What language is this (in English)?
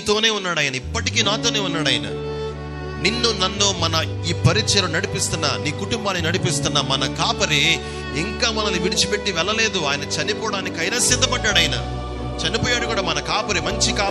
Telugu